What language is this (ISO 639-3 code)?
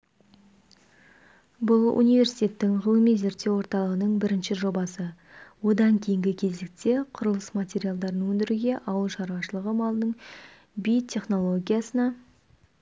kaz